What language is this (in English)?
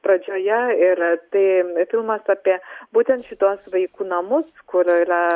Lithuanian